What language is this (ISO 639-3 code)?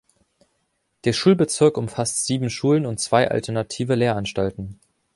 deu